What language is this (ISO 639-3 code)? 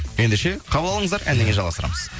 kaz